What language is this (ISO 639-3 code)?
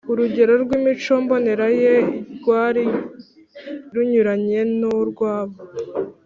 kin